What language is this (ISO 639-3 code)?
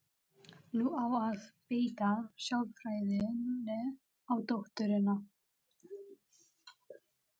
isl